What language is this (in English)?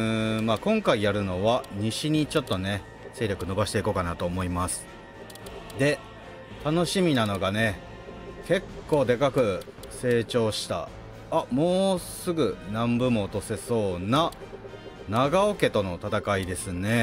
Japanese